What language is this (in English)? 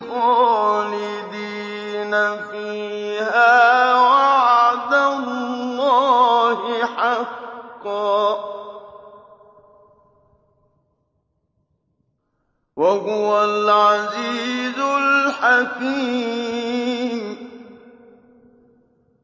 Arabic